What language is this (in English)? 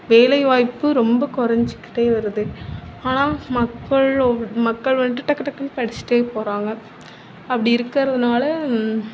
Tamil